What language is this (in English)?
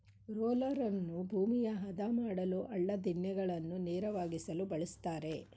Kannada